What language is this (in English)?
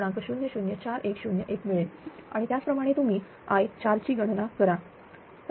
Marathi